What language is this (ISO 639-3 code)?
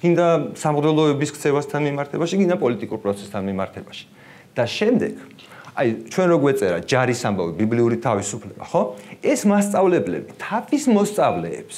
ron